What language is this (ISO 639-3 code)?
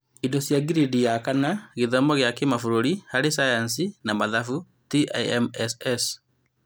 kik